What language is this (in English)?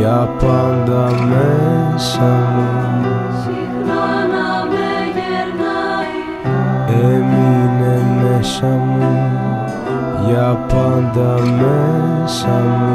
Greek